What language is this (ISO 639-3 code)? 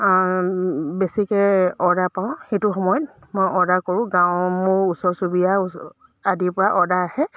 asm